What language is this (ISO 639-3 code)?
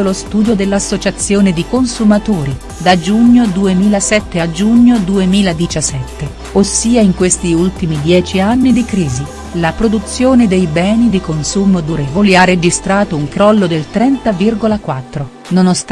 ita